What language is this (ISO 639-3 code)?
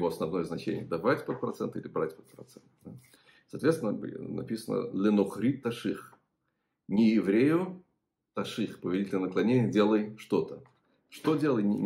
rus